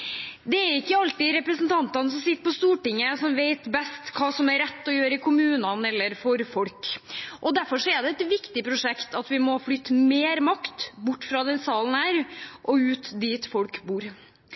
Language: Norwegian Bokmål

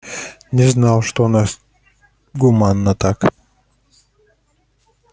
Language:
Russian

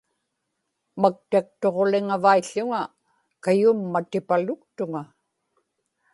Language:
Inupiaq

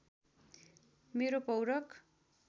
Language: Nepali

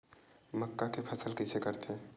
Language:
Chhattisgarhi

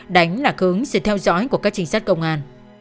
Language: Vietnamese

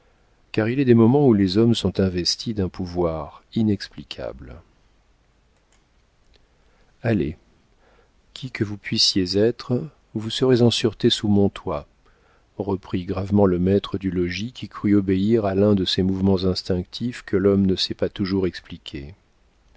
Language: French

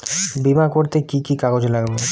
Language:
Bangla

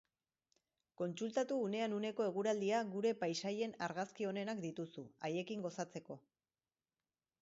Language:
Basque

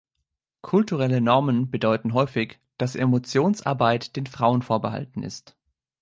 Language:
German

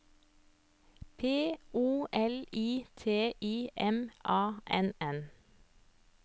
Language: Norwegian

